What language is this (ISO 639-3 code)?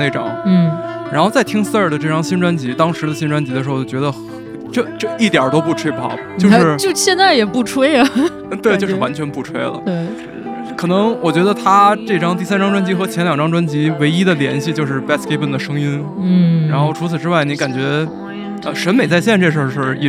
zho